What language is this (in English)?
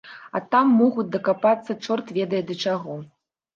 Belarusian